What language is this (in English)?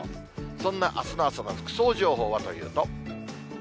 Japanese